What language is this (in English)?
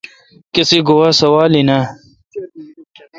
Kalkoti